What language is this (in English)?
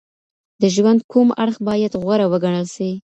Pashto